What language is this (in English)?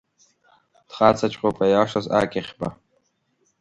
Abkhazian